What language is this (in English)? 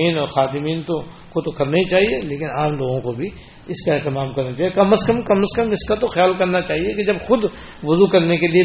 Urdu